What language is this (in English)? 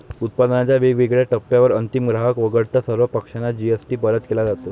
Marathi